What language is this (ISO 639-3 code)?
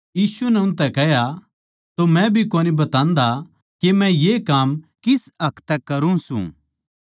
bgc